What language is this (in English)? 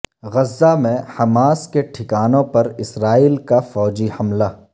Urdu